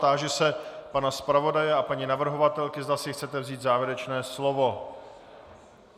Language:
Czech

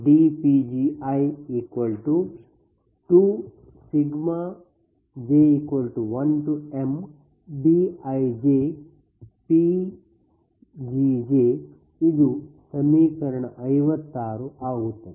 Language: Kannada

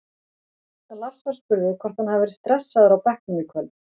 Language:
Icelandic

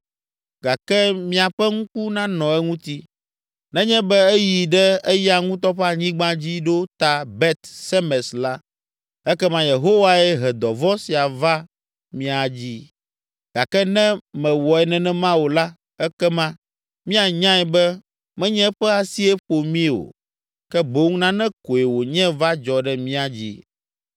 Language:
Ewe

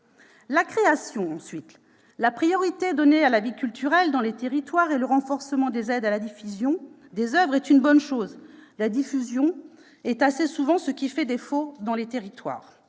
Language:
French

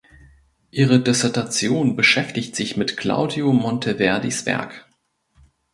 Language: German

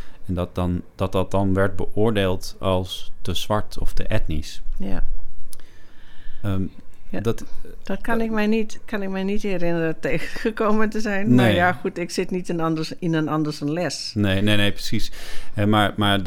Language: Dutch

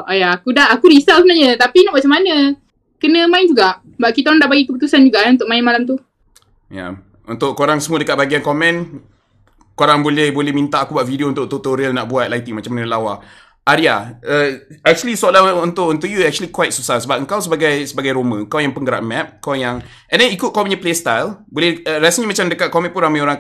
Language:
Malay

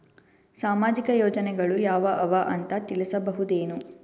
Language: Kannada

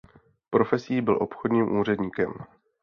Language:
Czech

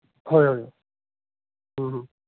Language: Santali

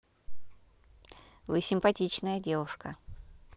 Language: Russian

